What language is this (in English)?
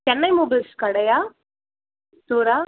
Tamil